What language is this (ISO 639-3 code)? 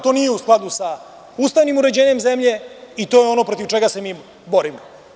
srp